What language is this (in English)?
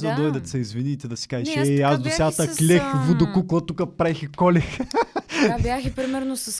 Bulgarian